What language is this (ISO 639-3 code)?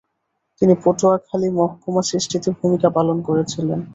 ben